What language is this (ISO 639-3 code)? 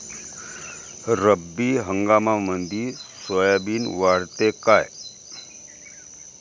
mar